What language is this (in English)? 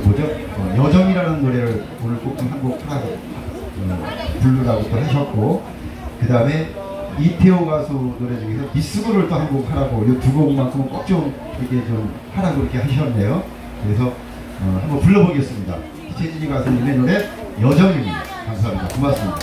Korean